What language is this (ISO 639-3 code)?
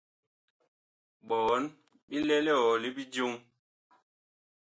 bkh